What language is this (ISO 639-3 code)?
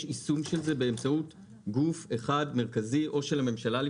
heb